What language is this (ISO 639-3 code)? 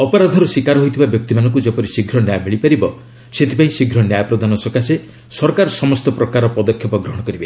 ori